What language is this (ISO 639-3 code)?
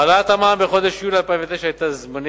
heb